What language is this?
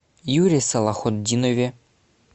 Russian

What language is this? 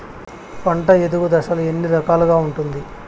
Telugu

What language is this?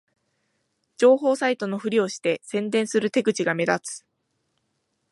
Japanese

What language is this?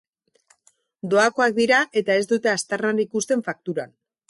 Basque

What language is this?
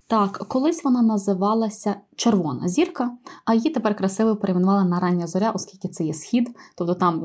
Ukrainian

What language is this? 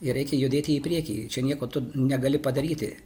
Lithuanian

